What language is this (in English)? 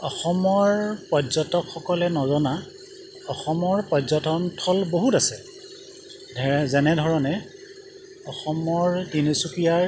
Assamese